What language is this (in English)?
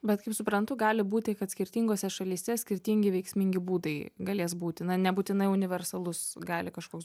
Lithuanian